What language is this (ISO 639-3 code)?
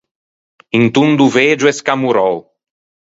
lij